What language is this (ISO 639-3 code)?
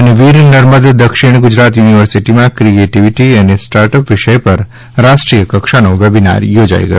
guj